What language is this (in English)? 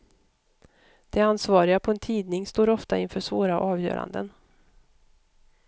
Swedish